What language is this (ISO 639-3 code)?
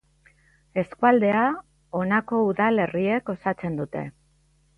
eus